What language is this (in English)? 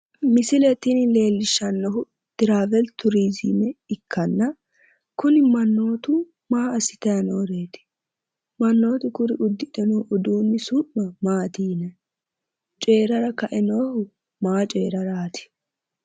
Sidamo